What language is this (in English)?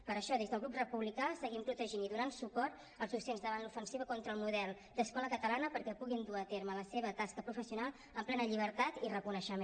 Catalan